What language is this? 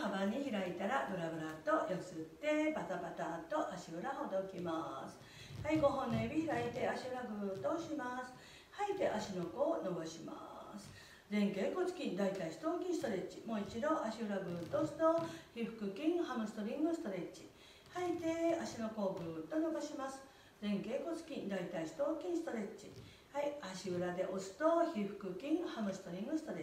Japanese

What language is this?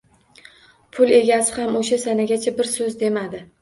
Uzbek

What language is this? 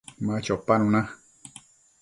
Matsés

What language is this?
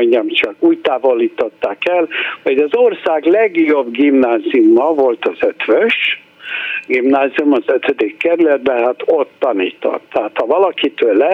Hungarian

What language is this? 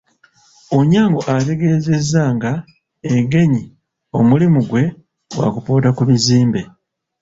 Ganda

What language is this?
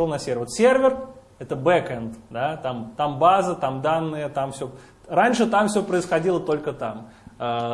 Russian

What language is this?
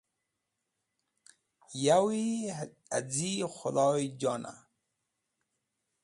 Wakhi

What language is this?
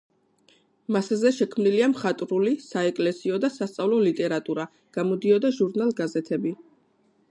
Georgian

